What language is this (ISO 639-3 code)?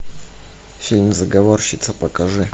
rus